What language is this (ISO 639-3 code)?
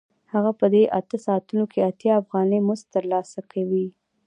pus